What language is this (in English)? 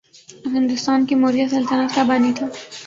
Urdu